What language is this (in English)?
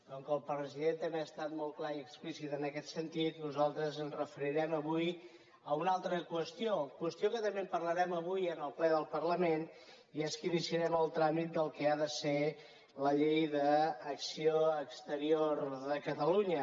Catalan